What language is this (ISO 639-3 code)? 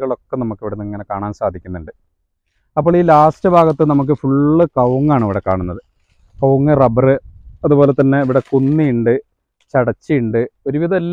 mal